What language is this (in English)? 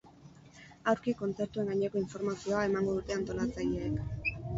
Basque